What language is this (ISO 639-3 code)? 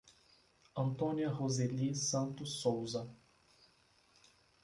por